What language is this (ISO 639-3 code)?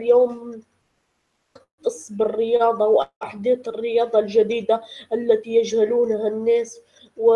ara